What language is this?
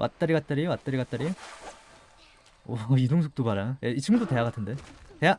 Korean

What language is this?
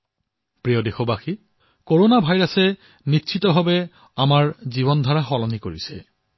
Assamese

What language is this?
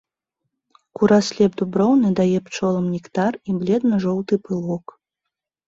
Belarusian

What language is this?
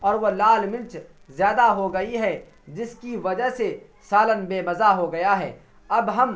Urdu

